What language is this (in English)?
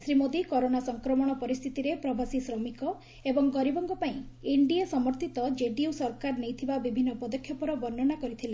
Odia